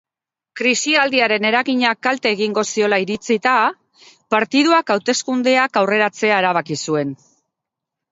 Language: Basque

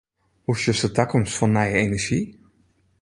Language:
Western Frisian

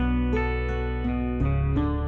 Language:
Indonesian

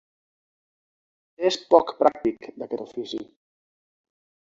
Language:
Catalan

